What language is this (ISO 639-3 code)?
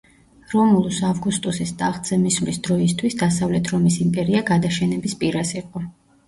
kat